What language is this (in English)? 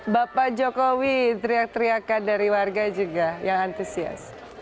Indonesian